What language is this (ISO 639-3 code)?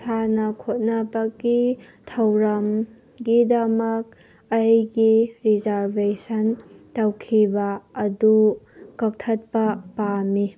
mni